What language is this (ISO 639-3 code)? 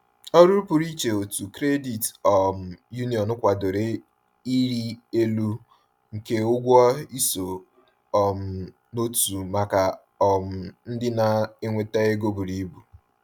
ibo